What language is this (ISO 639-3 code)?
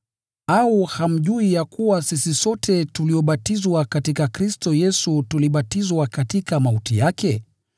swa